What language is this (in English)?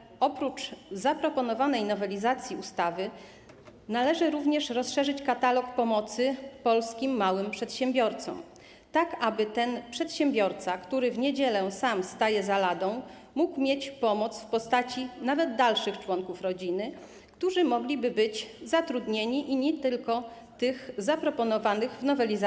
Polish